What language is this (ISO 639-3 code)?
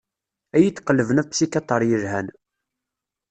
kab